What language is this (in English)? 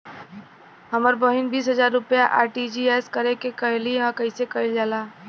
Bhojpuri